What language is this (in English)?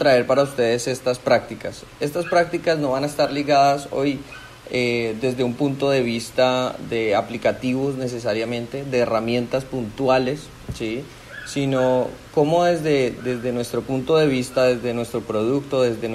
Spanish